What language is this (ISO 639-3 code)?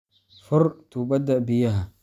som